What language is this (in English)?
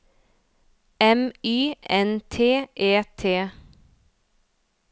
Norwegian